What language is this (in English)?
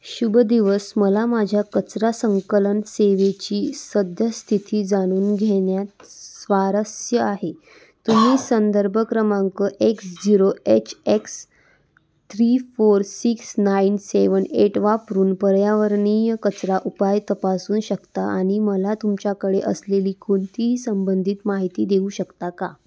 Marathi